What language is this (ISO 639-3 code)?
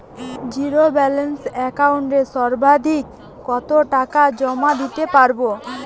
ben